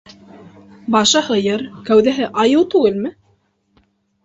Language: Bashkir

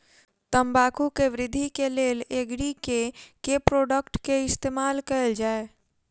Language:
Maithili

